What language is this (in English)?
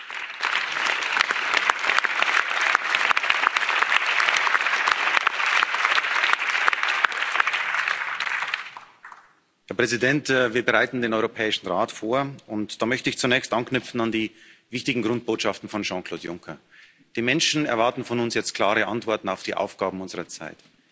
German